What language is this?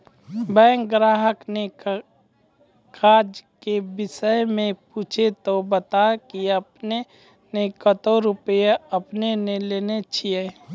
Maithili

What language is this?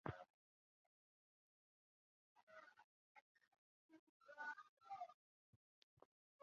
Chinese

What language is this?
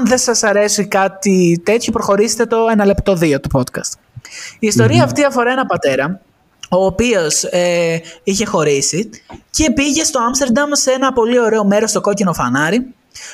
Greek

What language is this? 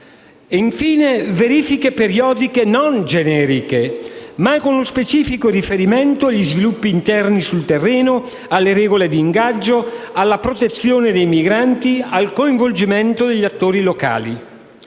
Italian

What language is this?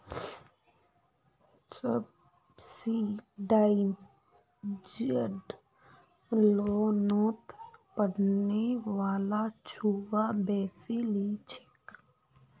Magahi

